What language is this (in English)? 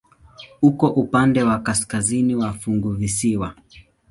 Swahili